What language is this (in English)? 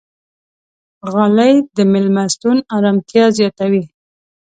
Pashto